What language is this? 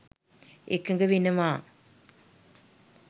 Sinhala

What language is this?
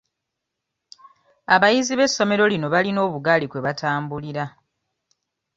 Ganda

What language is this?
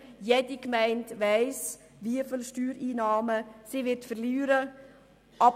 Swiss German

